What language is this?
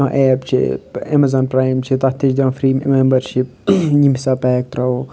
Kashmiri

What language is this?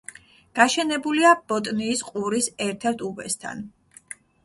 Georgian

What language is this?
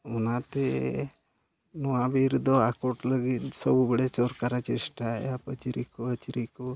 Santali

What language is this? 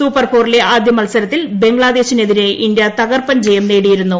Malayalam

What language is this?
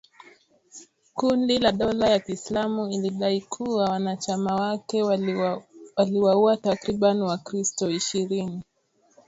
Swahili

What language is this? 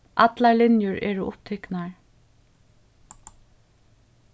Faroese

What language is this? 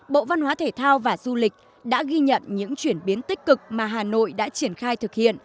Vietnamese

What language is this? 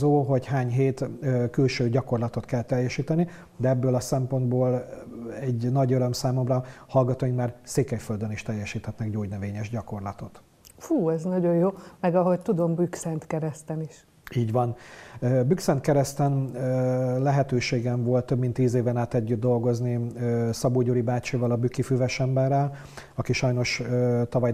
Hungarian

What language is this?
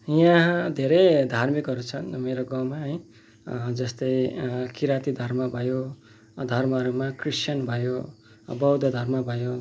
Nepali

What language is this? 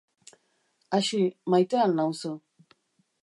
Basque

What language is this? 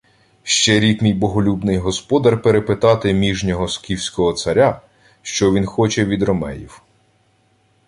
Ukrainian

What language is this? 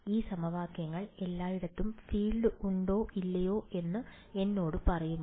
Malayalam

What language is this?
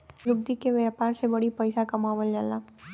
Bhojpuri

